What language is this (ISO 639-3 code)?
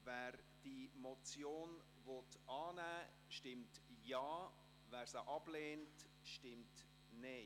gsw